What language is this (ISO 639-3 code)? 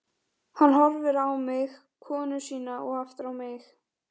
isl